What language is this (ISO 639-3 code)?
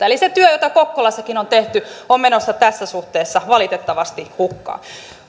fin